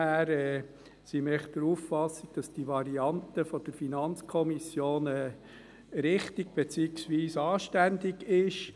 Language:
Swiss German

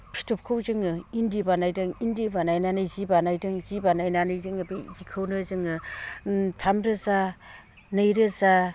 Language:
Bodo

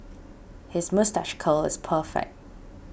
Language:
English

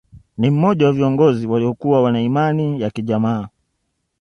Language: Swahili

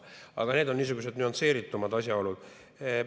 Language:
Estonian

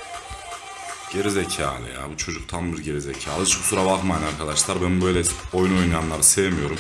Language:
Turkish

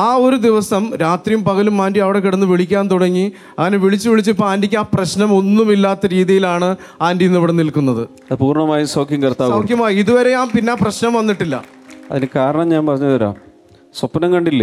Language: Malayalam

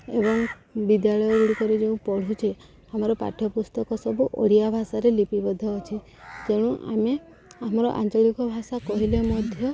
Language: Odia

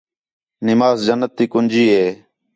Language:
Khetrani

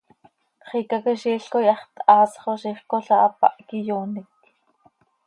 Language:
Seri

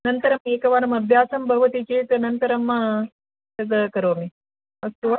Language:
Sanskrit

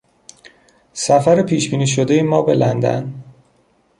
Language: Persian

